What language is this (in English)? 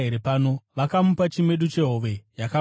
Shona